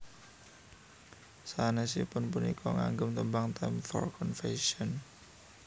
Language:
Javanese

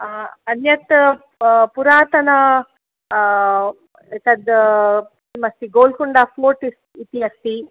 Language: Sanskrit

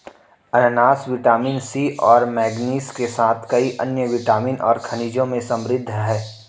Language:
Hindi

